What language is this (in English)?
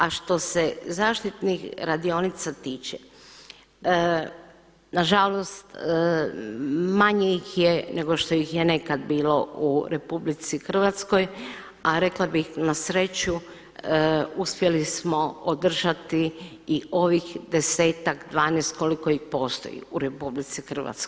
Croatian